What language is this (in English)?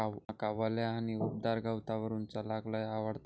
Marathi